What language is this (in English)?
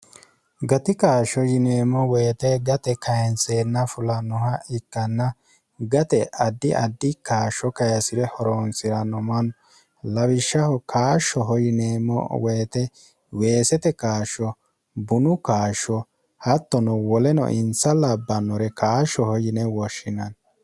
Sidamo